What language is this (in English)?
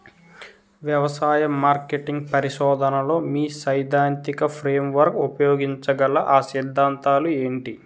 Telugu